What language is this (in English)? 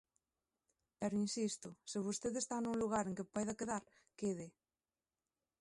Galician